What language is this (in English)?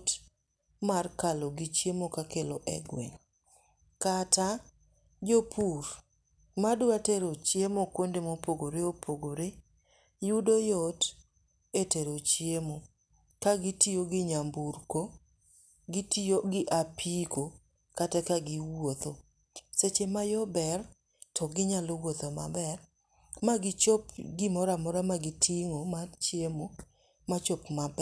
Luo (Kenya and Tanzania)